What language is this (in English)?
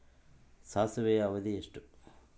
Kannada